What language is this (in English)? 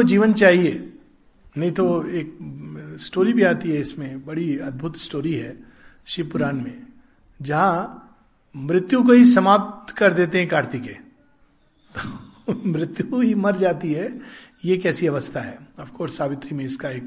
Hindi